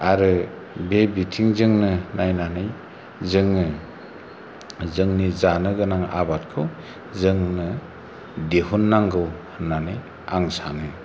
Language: Bodo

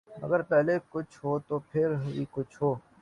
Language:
Urdu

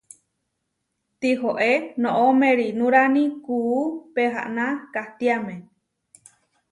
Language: Huarijio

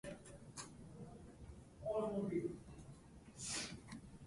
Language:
Japanese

